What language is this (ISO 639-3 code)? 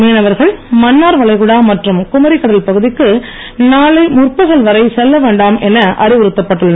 tam